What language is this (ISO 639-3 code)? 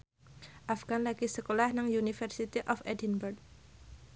jav